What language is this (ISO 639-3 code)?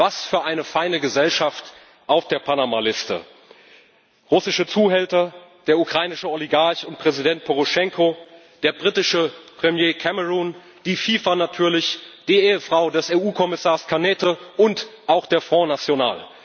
deu